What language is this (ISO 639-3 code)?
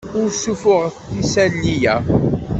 kab